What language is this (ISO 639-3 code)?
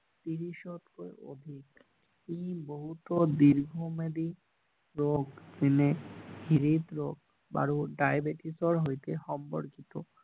asm